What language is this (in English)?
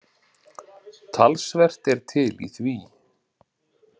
Icelandic